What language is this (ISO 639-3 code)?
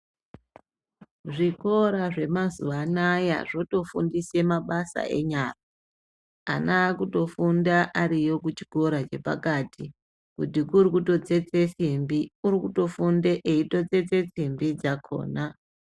ndc